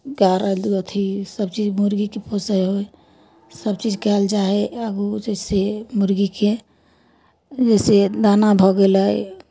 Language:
Maithili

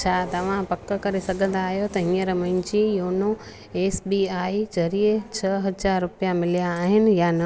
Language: Sindhi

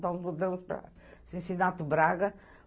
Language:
Portuguese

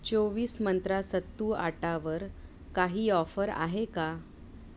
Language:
Marathi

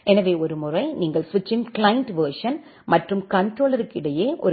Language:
Tamil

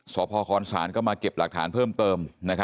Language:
Thai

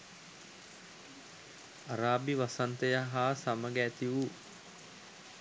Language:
Sinhala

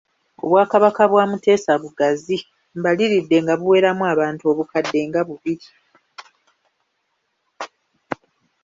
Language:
Ganda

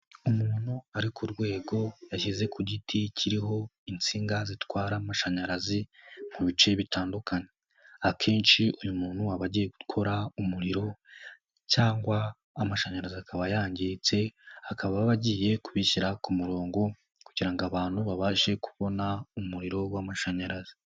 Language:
Kinyarwanda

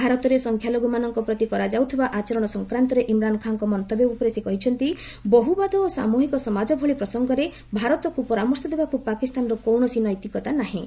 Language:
Odia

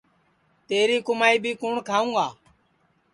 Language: Sansi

